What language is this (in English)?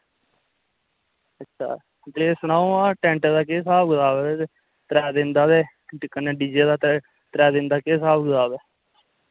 Dogri